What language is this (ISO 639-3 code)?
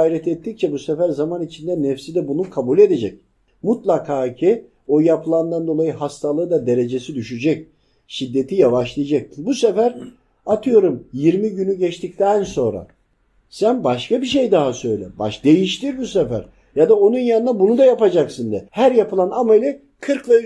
tur